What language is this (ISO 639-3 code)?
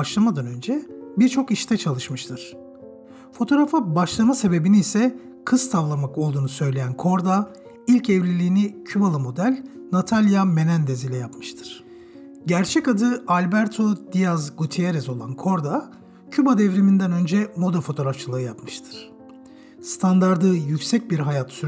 tur